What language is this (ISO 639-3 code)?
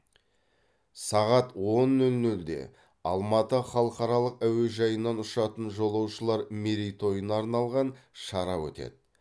kaz